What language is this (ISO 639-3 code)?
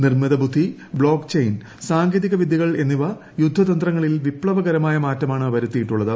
mal